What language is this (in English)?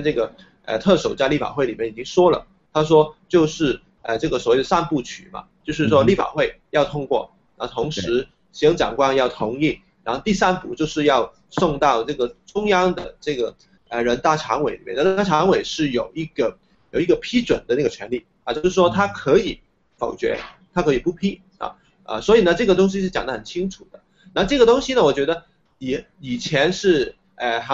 Chinese